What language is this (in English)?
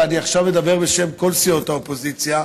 Hebrew